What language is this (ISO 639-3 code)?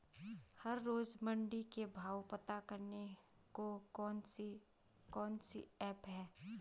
hin